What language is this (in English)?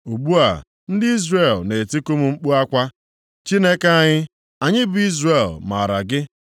Igbo